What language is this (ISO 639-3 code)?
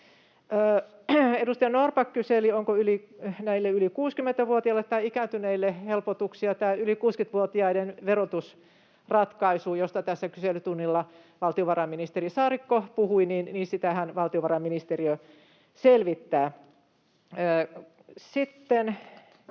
fin